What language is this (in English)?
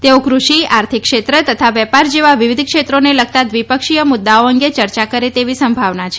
Gujarati